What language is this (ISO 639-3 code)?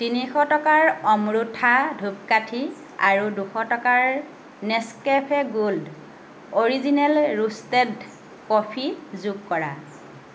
asm